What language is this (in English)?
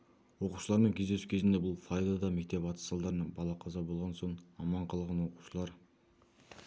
Kazakh